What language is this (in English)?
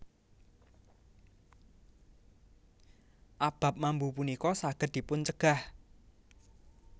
Javanese